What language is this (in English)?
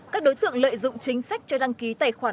Vietnamese